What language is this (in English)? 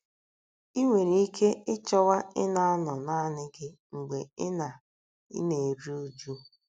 Igbo